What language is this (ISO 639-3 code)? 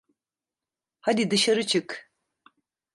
tur